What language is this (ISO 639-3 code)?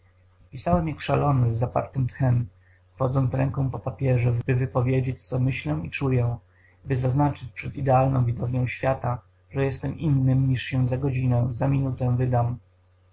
pol